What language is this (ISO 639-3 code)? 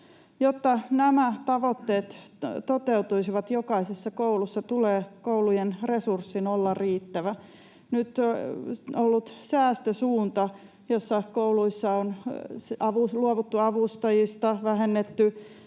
fin